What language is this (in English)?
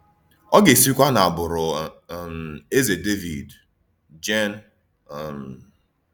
Igbo